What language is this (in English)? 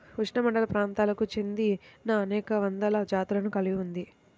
Telugu